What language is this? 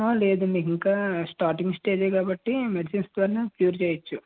Telugu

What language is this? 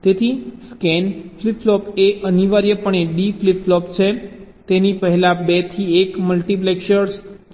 Gujarati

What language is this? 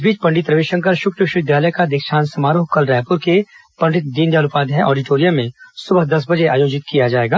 Hindi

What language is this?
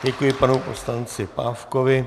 Czech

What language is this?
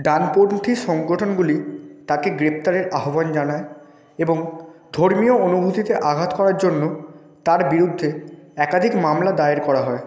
Bangla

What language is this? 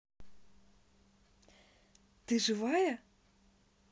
Russian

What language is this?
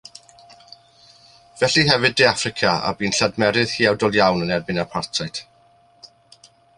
Welsh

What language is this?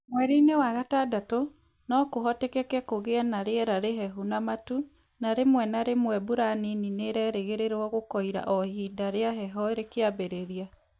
Kikuyu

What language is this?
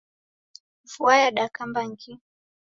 Taita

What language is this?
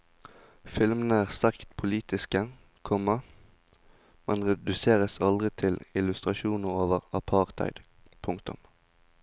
Norwegian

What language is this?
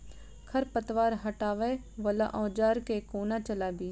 Maithili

